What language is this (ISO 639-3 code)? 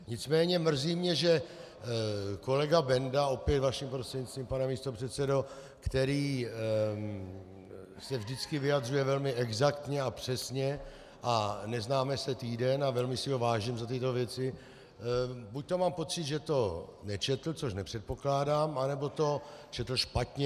ces